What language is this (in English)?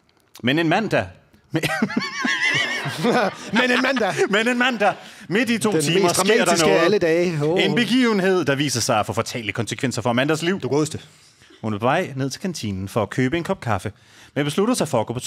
Danish